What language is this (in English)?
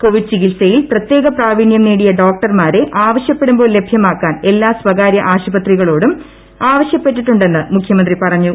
Malayalam